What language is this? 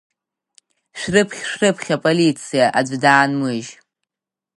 Abkhazian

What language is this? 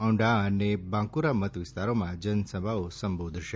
Gujarati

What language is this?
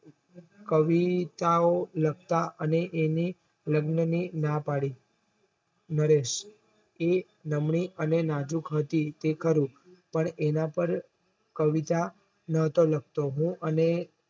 Gujarati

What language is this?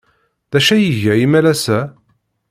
Kabyle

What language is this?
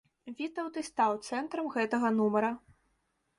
Belarusian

